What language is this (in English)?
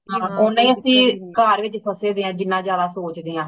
Punjabi